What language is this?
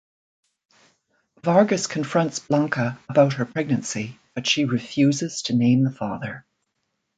English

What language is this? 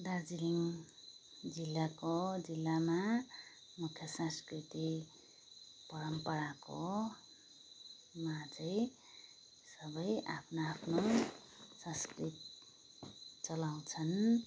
Nepali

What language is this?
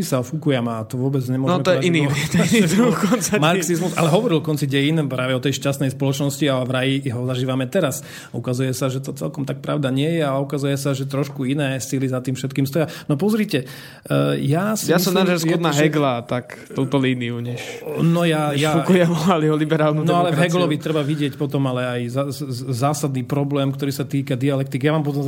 Slovak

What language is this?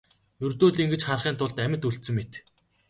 Mongolian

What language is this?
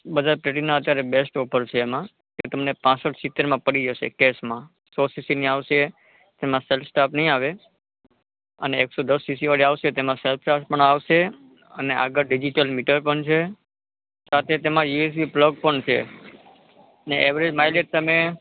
Gujarati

